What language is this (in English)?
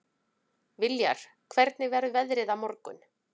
Icelandic